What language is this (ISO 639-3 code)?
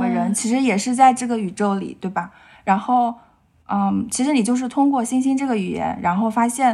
zho